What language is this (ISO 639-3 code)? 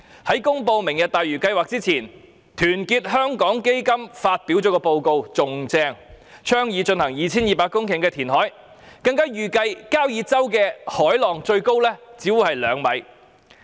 yue